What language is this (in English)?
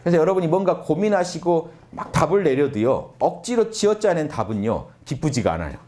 Korean